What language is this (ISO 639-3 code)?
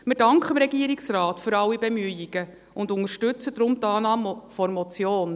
gsw